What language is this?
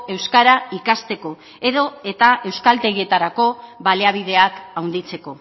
Basque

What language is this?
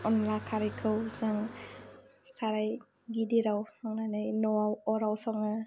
Bodo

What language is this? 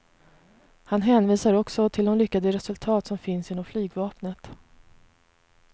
Swedish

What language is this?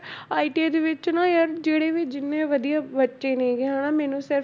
Punjabi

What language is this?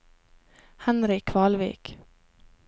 Norwegian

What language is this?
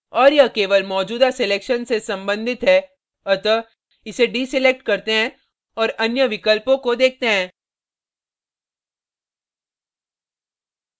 Hindi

